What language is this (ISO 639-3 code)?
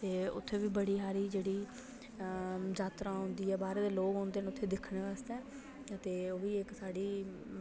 doi